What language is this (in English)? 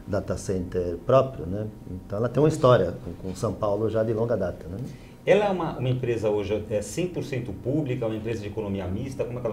Portuguese